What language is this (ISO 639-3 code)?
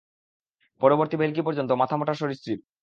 ben